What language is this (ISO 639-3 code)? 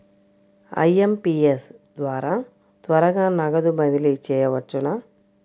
tel